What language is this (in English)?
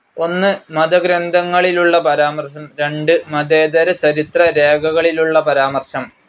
Malayalam